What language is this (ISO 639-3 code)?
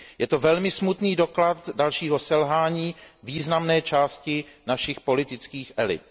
ces